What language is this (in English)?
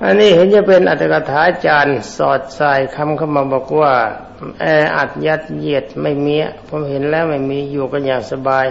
Thai